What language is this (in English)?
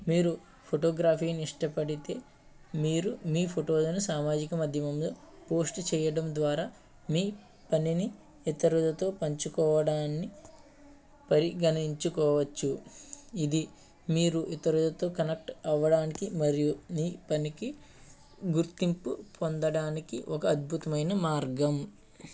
Telugu